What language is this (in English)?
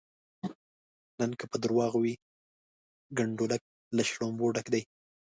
Pashto